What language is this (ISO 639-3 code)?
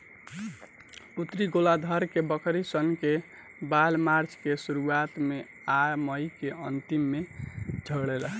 bho